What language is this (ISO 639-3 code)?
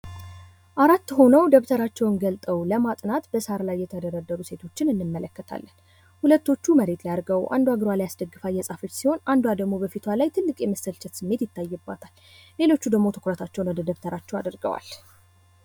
amh